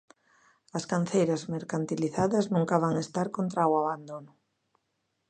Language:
Galician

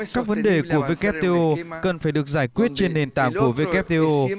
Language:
Vietnamese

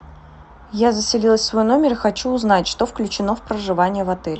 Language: Russian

